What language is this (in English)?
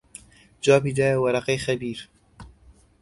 Central Kurdish